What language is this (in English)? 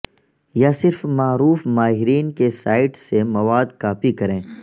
Urdu